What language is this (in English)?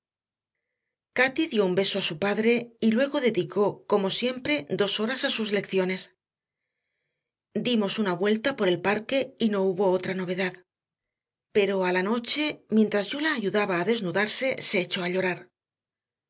Spanish